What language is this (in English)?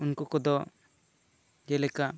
Santali